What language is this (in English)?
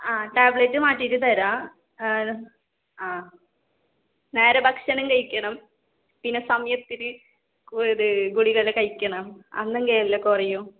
Malayalam